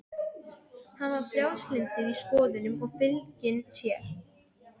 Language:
Icelandic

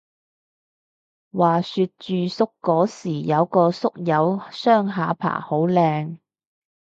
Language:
Cantonese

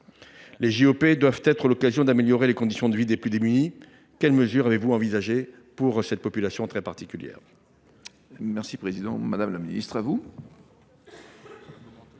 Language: French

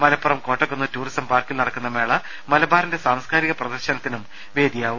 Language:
Malayalam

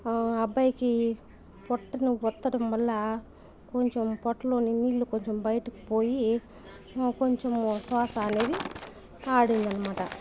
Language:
Telugu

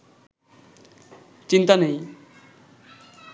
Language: Bangla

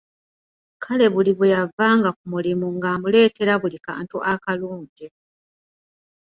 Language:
Ganda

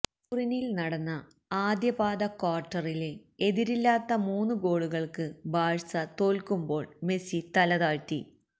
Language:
Malayalam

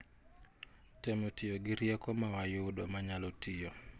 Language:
Luo (Kenya and Tanzania)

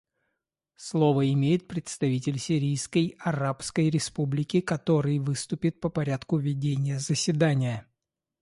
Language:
Russian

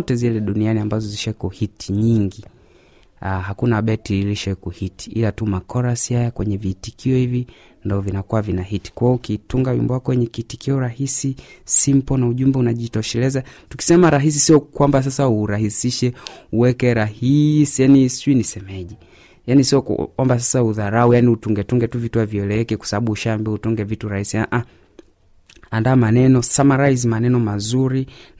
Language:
Swahili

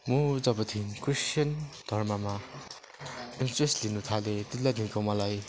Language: Nepali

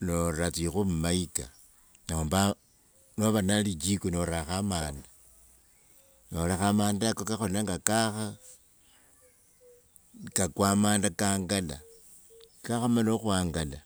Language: Wanga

